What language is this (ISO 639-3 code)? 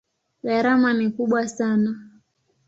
swa